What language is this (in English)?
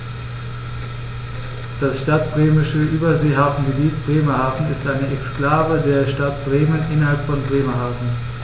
German